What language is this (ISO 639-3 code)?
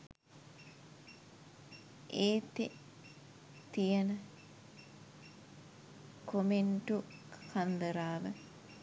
sin